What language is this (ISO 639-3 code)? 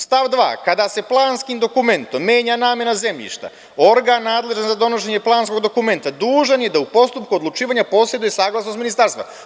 srp